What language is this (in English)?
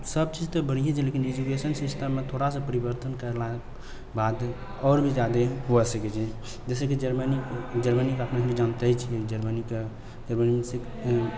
Maithili